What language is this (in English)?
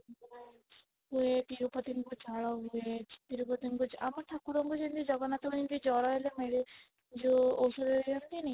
Odia